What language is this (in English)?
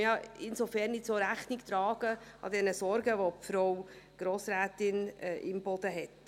Swiss German